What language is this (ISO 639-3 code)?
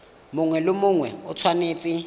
tsn